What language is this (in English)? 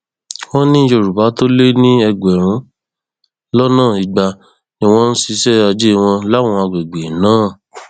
Yoruba